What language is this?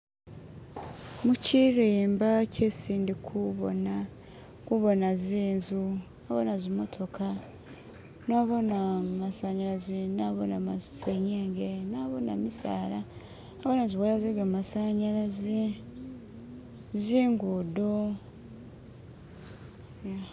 Masaaba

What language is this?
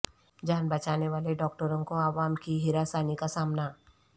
Urdu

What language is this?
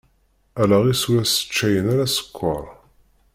Kabyle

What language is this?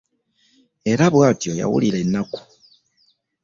Ganda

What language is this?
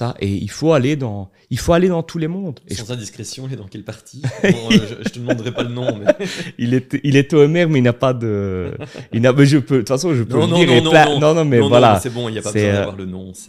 French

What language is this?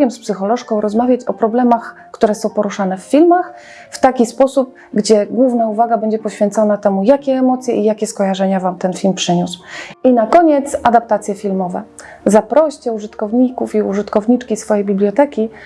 Polish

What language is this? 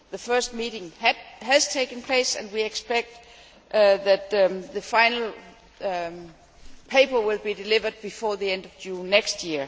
English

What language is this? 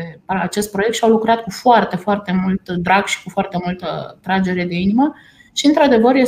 Romanian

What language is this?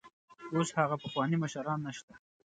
Pashto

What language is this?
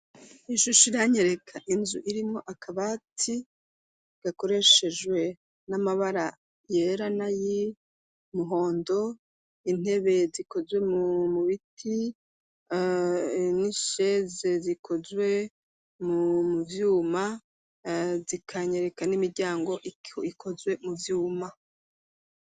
Rundi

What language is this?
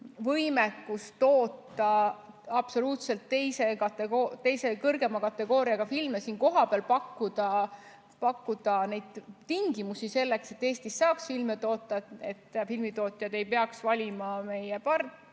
Estonian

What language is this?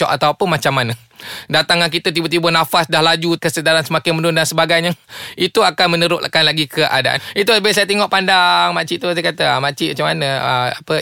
Malay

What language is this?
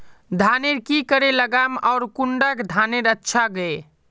Magahi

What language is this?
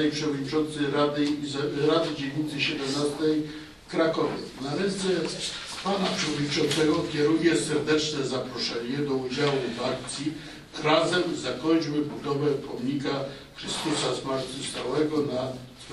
Polish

